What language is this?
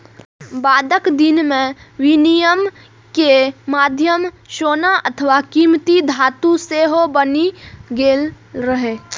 Maithili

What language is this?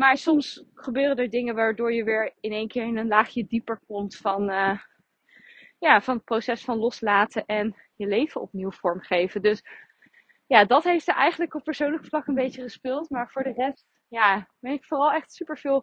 Dutch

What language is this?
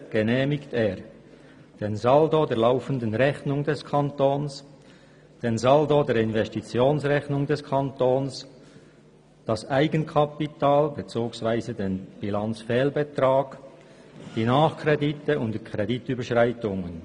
Swiss German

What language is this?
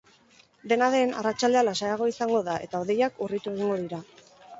Basque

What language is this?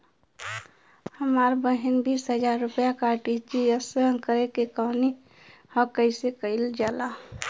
Bhojpuri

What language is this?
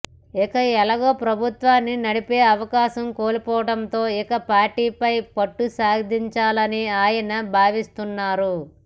Telugu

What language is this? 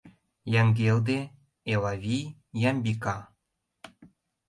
Mari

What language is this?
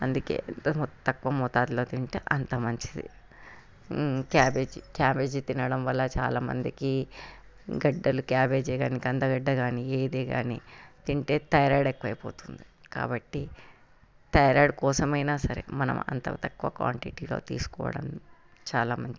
Telugu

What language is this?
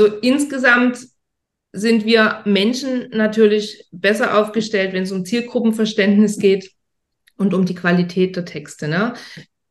German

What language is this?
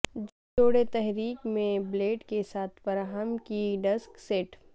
Urdu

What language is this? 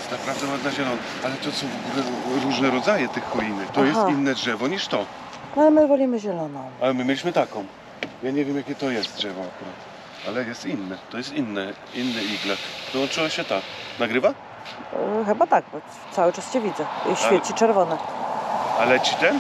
Polish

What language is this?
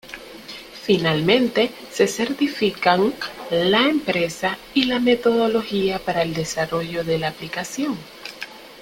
Spanish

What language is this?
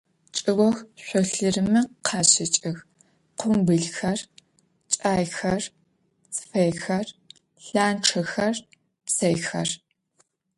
Adyghe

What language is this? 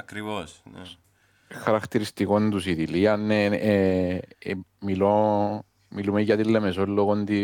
Greek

